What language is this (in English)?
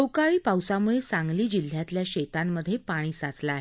Marathi